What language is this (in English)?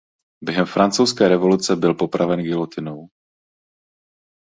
Czech